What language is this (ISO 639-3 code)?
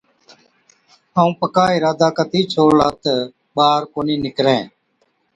odk